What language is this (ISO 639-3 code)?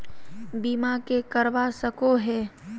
mag